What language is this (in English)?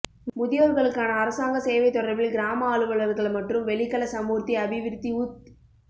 Tamil